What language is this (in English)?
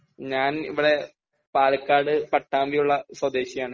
Malayalam